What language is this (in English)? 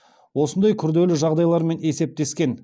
Kazakh